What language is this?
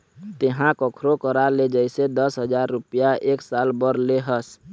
Chhattisgarhi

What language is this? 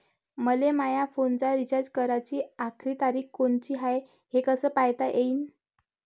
Marathi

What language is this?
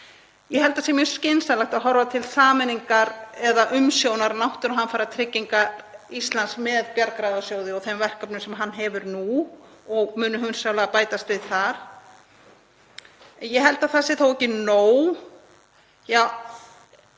Icelandic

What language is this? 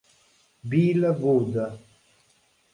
Italian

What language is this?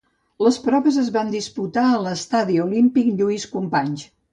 Catalan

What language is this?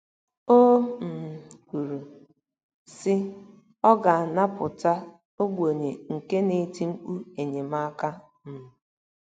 Igbo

